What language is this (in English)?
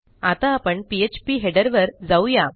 Marathi